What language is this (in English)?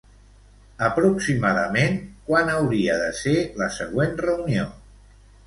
Catalan